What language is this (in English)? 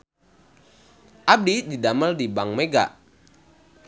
Sundanese